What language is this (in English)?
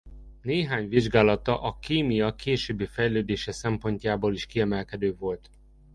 Hungarian